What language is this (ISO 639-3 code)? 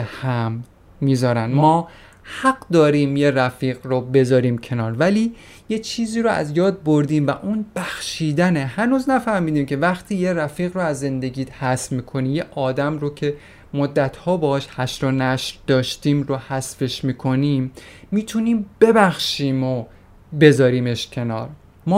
fas